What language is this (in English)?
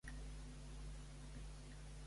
Catalan